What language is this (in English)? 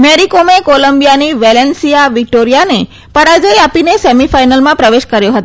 Gujarati